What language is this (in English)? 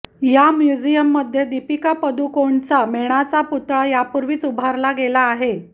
Marathi